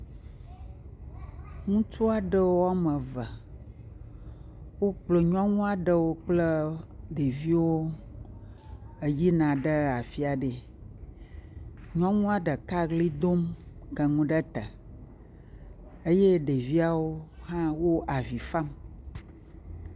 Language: Ewe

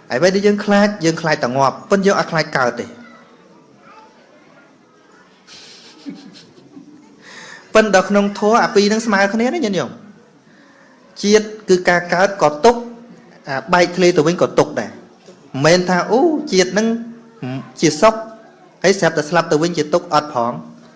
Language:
Vietnamese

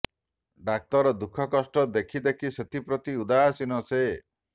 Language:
Odia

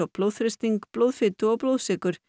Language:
Icelandic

